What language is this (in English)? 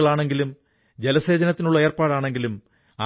Malayalam